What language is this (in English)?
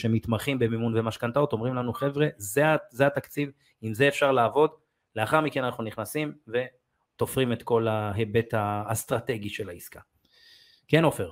Hebrew